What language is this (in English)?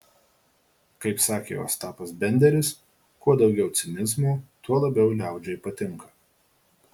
Lithuanian